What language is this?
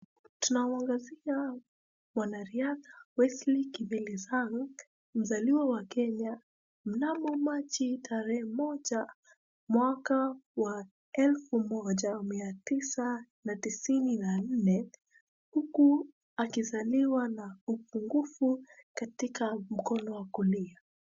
Swahili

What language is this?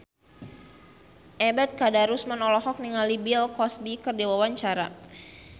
Sundanese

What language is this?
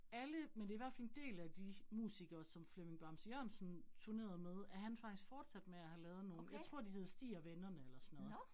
Danish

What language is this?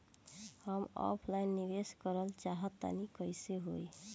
Bhojpuri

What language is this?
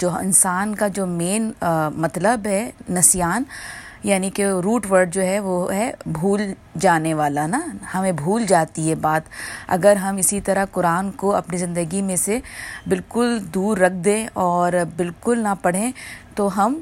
Urdu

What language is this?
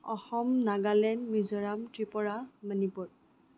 Assamese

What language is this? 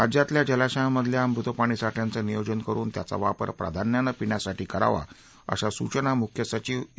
Marathi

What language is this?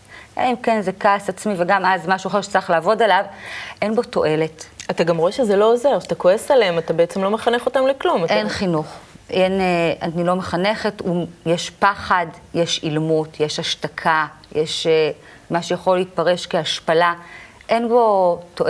Hebrew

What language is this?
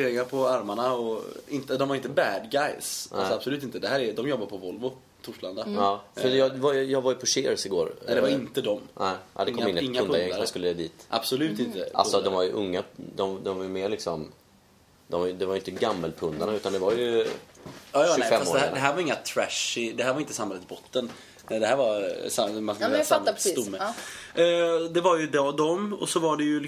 Swedish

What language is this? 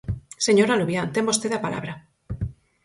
Galician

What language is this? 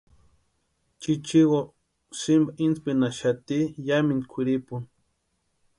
Western Highland Purepecha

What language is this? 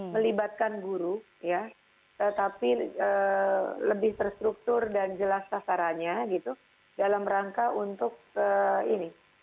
Indonesian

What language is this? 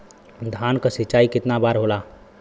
Bhojpuri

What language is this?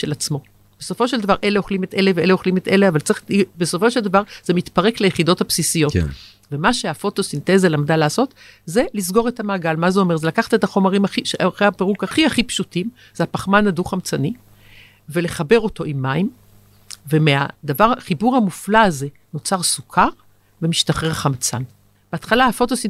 Hebrew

